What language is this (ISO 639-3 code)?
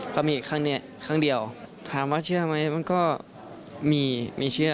tha